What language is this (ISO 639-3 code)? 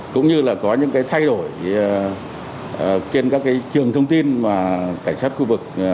vie